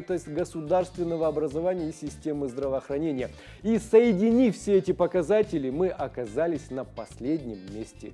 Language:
Russian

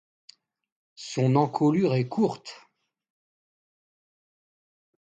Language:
French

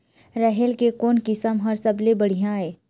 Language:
Chhattisgarhi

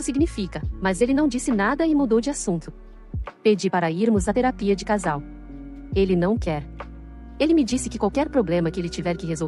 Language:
Portuguese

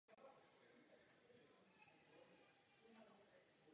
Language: Czech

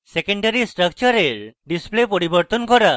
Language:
Bangla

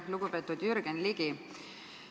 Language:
Estonian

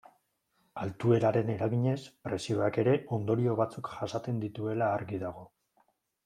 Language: Basque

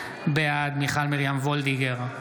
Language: Hebrew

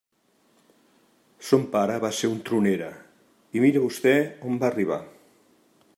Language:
Catalan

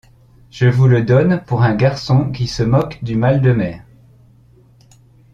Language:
French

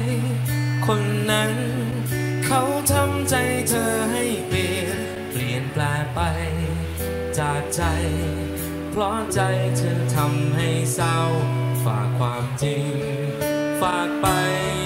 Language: Thai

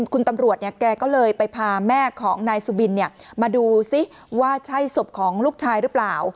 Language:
Thai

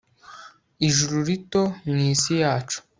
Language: Kinyarwanda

